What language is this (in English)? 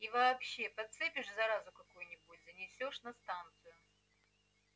Russian